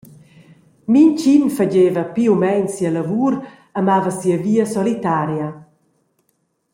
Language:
Romansh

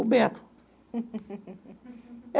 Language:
Portuguese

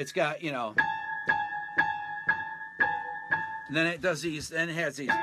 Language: English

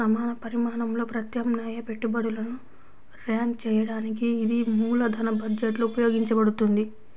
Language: Telugu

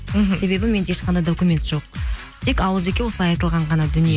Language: Kazakh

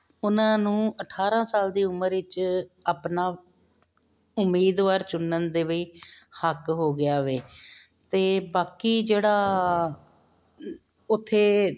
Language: Punjabi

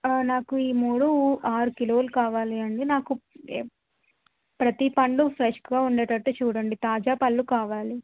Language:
Telugu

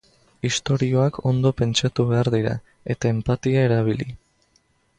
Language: Basque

